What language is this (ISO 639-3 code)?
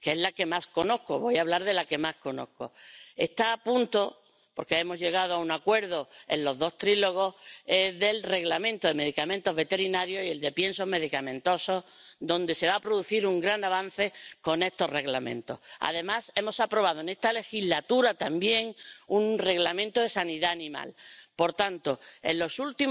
deu